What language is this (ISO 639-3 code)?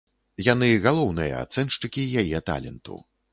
bel